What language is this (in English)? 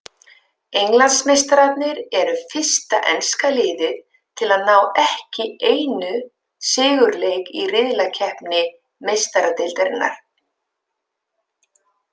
Icelandic